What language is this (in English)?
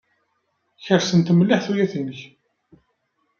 Kabyle